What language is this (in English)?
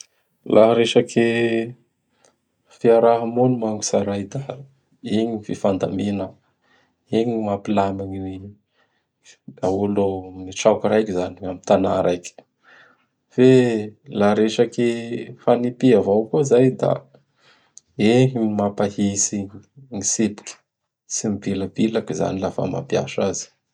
Bara Malagasy